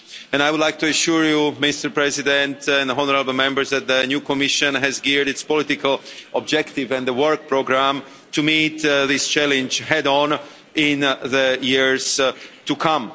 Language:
English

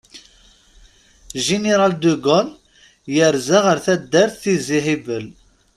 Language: Kabyle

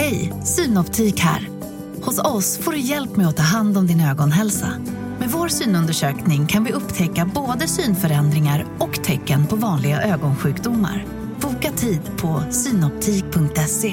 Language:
Swedish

